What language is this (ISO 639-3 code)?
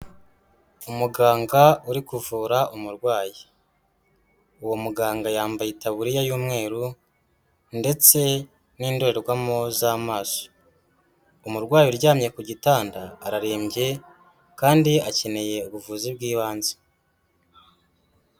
kin